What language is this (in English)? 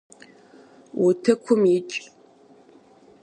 Kabardian